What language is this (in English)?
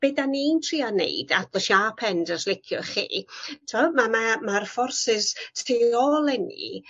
Welsh